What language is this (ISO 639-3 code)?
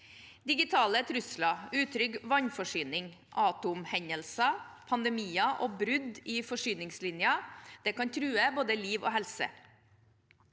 nor